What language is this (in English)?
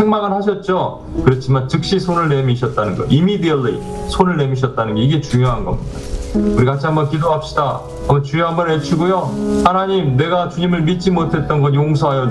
Korean